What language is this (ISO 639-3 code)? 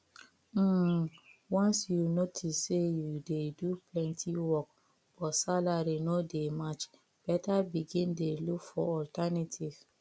pcm